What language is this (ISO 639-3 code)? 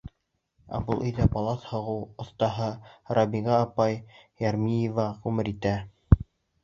bak